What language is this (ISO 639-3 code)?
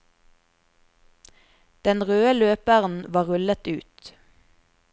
nor